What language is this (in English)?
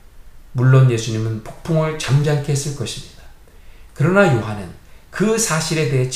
Korean